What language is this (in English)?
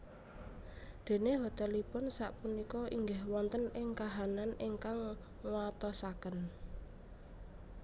Javanese